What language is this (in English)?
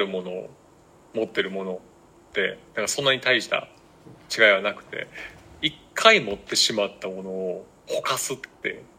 Japanese